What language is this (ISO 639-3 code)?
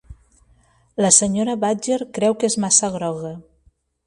cat